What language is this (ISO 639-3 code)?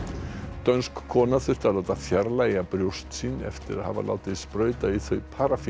isl